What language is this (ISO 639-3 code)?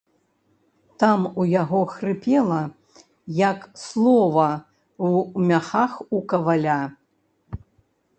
bel